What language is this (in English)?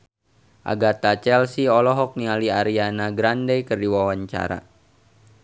Sundanese